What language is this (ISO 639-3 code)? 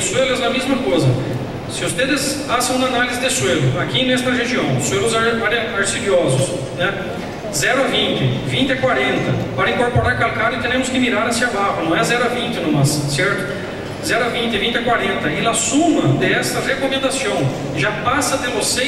por